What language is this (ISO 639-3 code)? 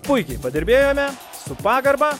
lit